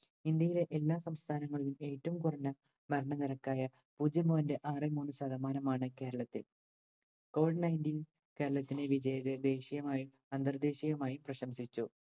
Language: Malayalam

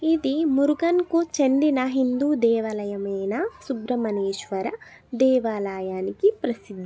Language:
Telugu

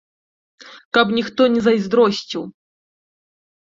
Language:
Belarusian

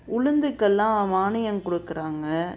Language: Tamil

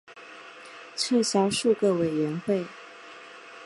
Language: Chinese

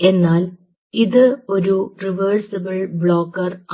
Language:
Malayalam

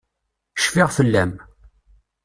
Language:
Kabyle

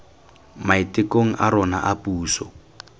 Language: Tswana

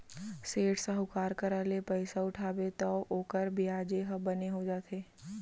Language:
Chhattisgarhi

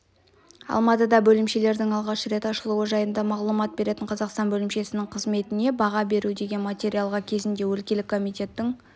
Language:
Kazakh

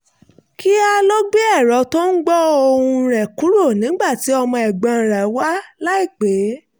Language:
Yoruba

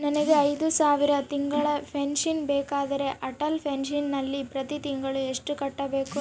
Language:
Kannada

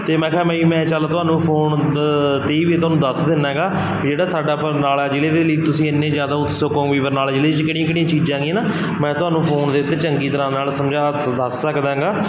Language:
Punjabi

